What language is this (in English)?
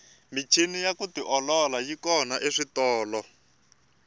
Tsonga